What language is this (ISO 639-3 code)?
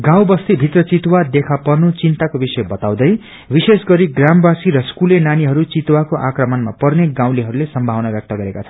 nep